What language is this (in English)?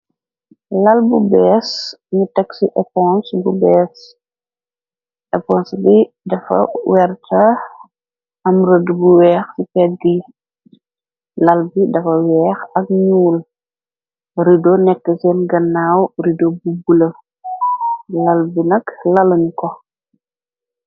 Wolof